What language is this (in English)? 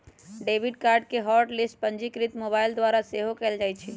Magahi